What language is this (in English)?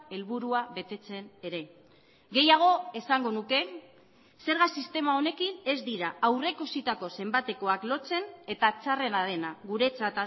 Basque